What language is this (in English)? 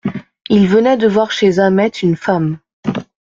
French